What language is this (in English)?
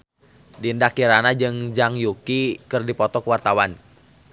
Sundanese